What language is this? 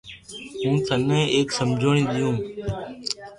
Loarki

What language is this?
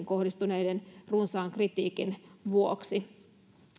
Finnish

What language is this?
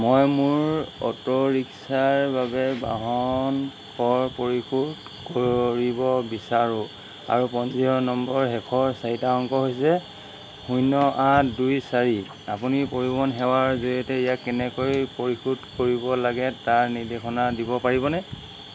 Assamese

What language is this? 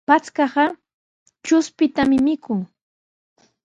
Sihuas Ancash Quechua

